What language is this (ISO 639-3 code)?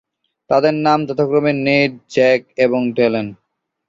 ben